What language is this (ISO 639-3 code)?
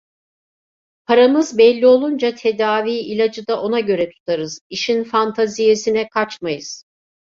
tur